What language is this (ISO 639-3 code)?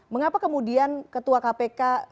ind